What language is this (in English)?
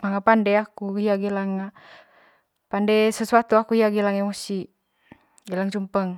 Manggarai